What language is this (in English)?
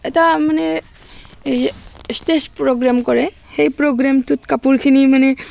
Assamese